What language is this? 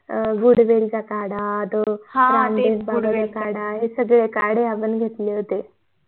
Marathi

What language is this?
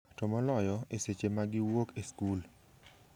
Luo (Kenya and Tanzania)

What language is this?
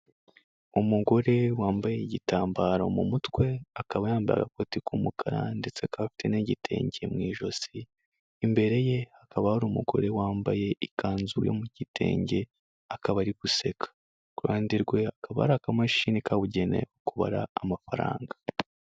Kinyarwanda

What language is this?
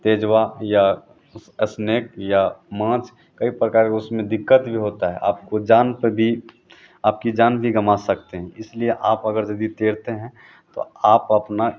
Hindi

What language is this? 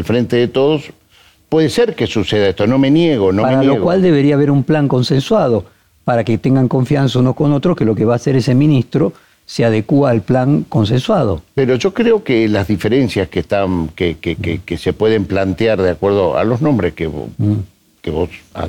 Spanish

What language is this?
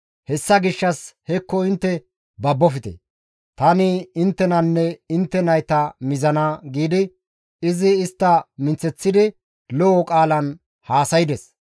Gamo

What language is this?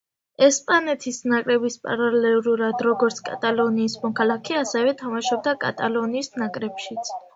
Georgian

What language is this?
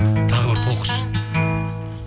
Kazakh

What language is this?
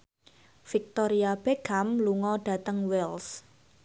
Javanese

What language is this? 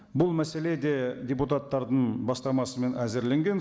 Kazakh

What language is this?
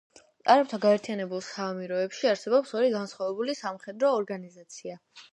Georgian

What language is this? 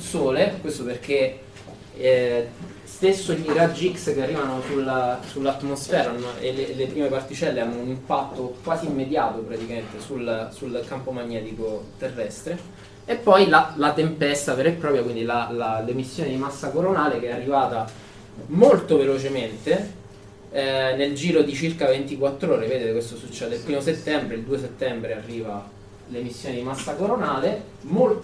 Italian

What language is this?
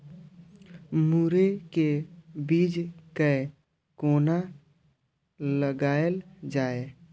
Maithili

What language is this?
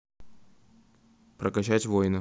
Russian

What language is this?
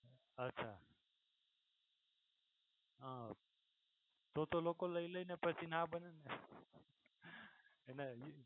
Gujarati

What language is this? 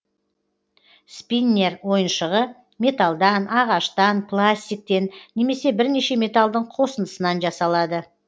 Kazakh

